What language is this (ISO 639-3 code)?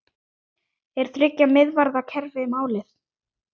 isl